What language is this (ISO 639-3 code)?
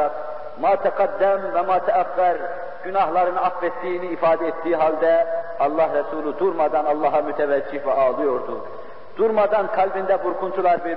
tur